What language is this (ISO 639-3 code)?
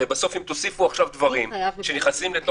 heb